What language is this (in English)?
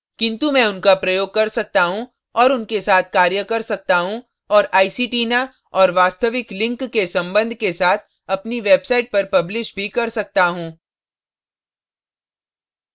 Hindi